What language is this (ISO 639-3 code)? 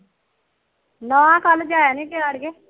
pan